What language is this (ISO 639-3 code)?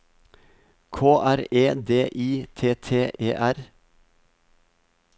nor